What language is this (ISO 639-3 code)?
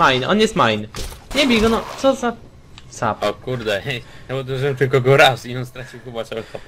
pol